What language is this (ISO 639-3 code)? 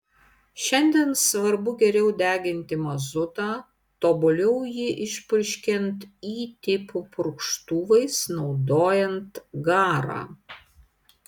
lit